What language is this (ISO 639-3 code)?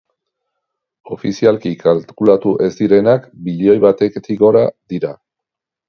eus